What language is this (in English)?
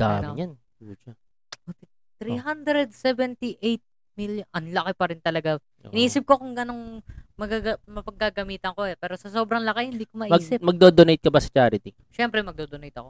Filipino